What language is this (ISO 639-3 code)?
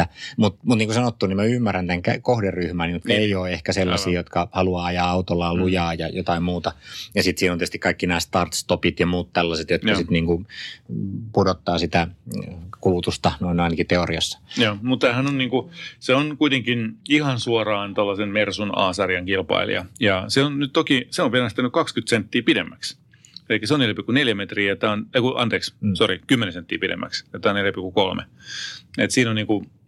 fin